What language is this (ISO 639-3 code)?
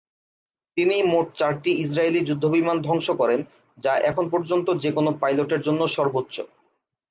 ben